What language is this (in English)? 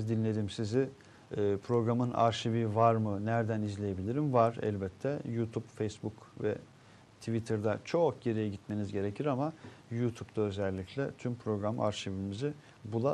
Turkish